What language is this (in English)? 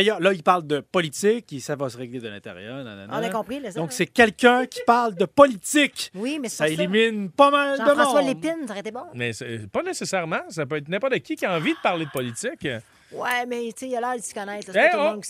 French